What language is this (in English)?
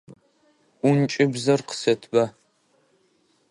Adyghe